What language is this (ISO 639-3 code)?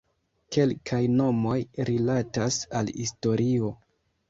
epo